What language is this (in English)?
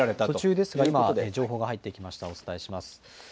Japanese